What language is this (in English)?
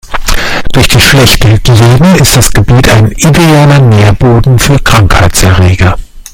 German